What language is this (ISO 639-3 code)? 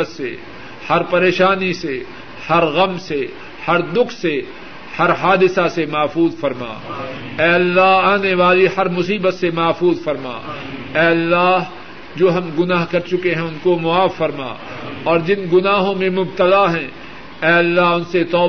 urd